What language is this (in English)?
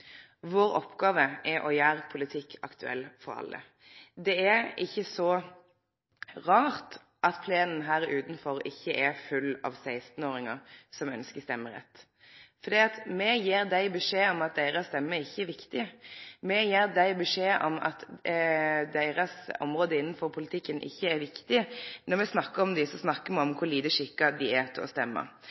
Norwegian Nynorsk